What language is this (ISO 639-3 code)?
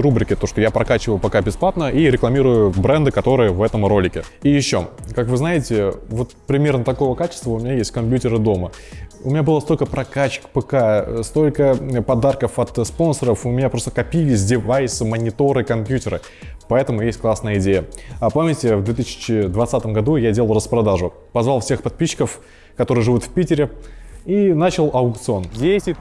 rus